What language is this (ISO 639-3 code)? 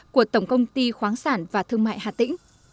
vie